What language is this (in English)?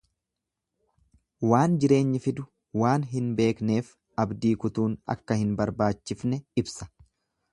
Oromo